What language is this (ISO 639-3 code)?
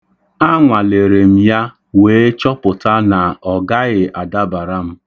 ibo